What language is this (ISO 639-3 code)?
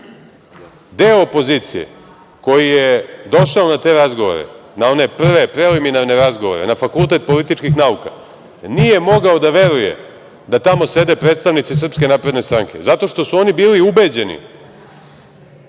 srp